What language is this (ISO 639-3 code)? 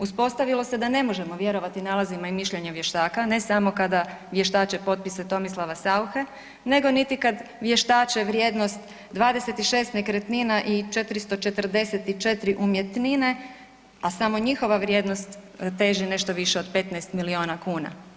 hrv